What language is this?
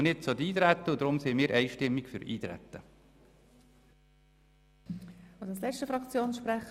Swiss German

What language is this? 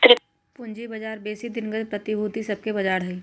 Magahi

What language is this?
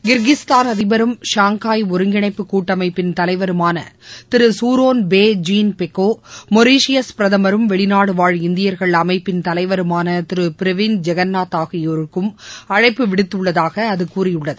Tamil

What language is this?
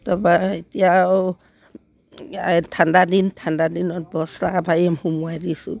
Assamese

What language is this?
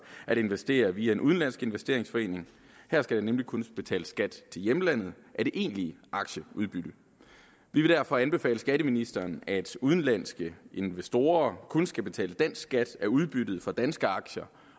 Danish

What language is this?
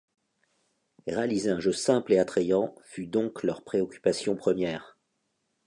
French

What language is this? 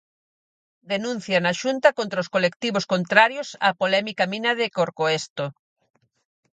Galician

